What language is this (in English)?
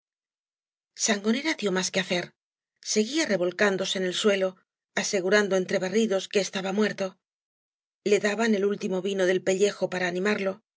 Spanish